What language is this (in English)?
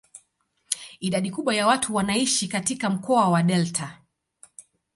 Swahili